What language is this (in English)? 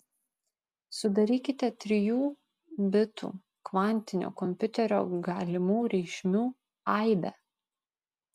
Lithuanian